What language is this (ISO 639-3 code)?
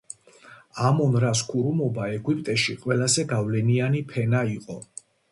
kat